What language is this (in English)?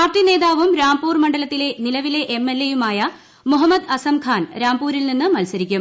Malayalam